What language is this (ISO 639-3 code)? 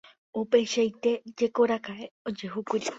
grn